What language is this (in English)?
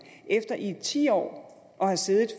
Danish